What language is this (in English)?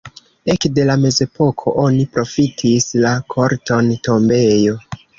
Esperanto